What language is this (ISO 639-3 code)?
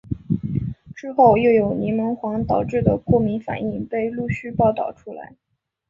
zho